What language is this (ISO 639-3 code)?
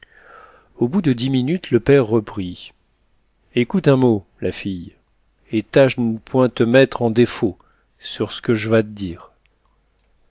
fra